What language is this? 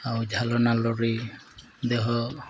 Odia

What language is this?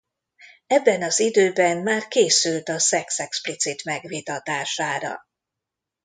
Hungarian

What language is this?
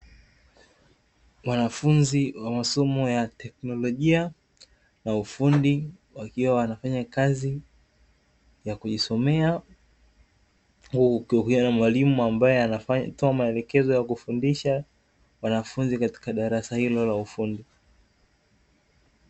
Swahili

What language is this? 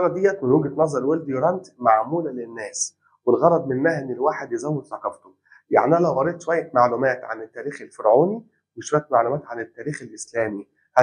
Arabic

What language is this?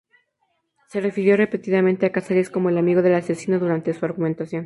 Spanish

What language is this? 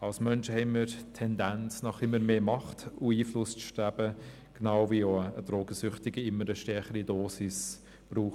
Swiss German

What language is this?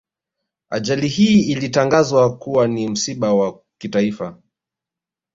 Swahili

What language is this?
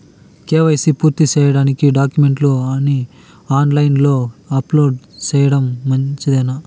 Telugu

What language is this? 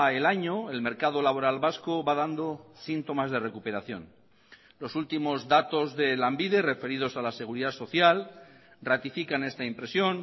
Spanish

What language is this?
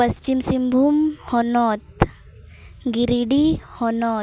Santali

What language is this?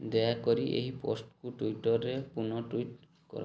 Odia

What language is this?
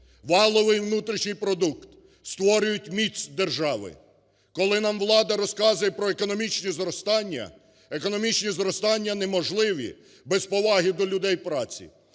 Ukrainian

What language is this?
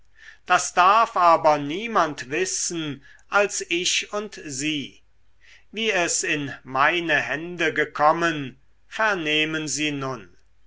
German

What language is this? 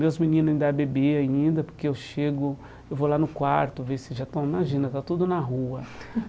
Portuguese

